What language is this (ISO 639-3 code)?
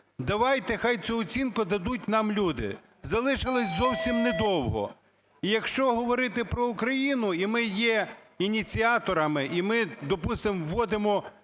ukr